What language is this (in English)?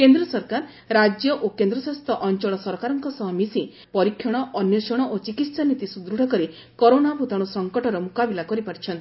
Odia